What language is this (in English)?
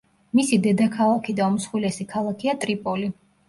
Georgian